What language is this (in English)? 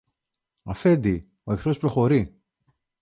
Greek